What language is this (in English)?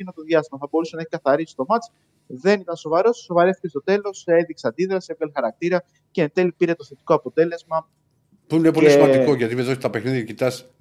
Greek